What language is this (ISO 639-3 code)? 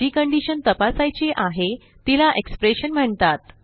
mar